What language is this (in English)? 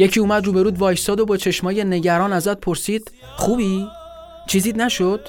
Persian